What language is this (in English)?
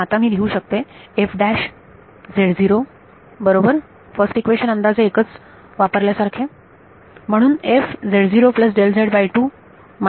Marathi